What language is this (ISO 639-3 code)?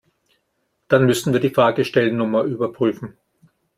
deu